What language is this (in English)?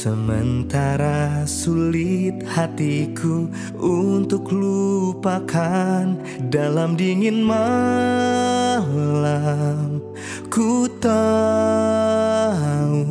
Indonesian